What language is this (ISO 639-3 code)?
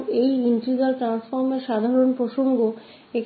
hin